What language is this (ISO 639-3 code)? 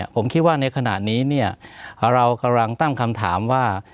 tha